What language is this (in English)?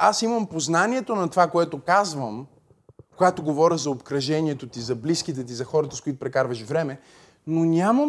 Bulgarian